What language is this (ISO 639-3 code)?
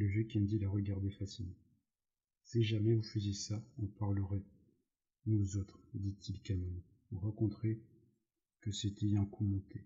fra